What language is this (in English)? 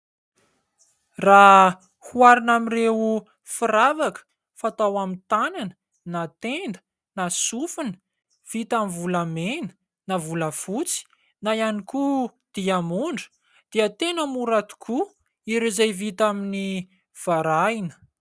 Malagasy